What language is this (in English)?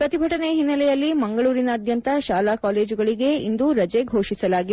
Kannada